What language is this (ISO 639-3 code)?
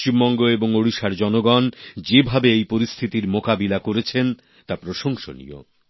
ben